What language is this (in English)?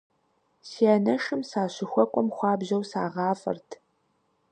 Kabardian